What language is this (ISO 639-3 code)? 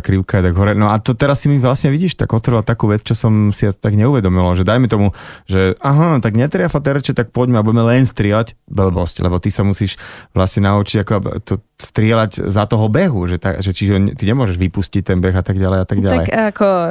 slk